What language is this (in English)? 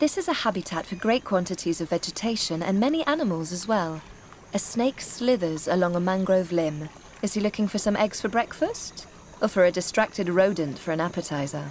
English